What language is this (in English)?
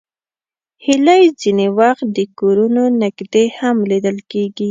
Pashto